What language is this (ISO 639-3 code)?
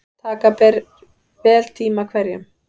isl